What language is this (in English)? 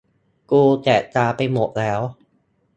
Thai